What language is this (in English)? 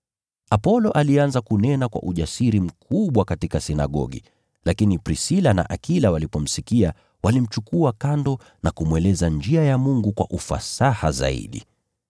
Swahili